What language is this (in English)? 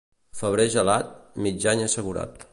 Catalan